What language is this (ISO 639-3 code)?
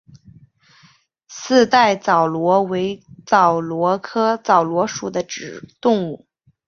zho